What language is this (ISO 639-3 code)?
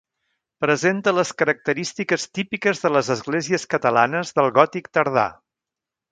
cat